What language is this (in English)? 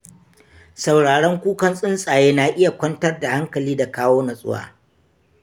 Hausa